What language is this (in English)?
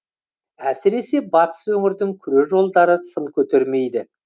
Kazakh